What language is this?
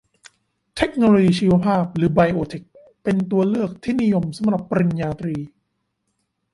Thai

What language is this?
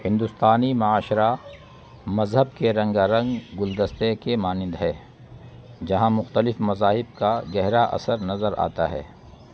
Urdu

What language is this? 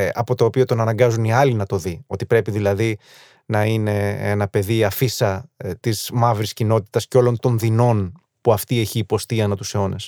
Greek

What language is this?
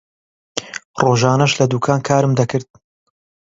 Central Kurdish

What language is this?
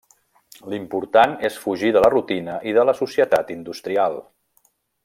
Catalan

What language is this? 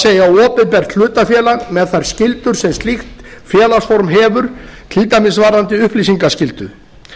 Icelandic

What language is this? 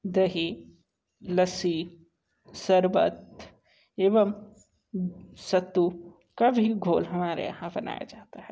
Hindi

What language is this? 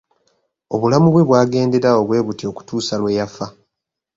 Ganda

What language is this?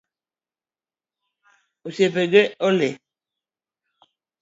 Luo (Kenya and Tanzania)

